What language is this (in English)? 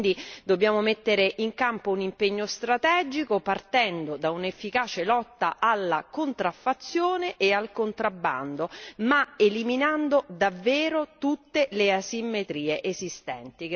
Italian